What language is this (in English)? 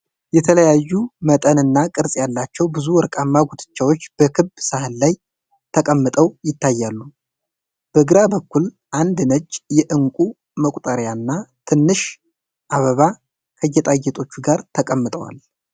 Amharic